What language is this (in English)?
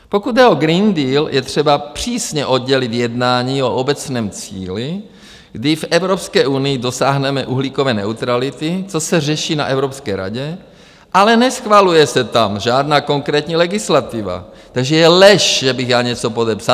Czech